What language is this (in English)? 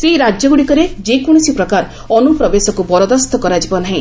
Odia